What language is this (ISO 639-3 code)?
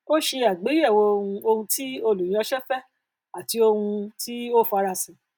yor